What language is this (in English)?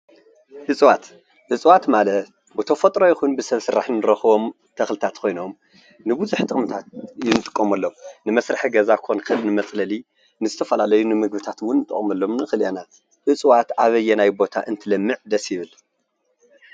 Tigrinya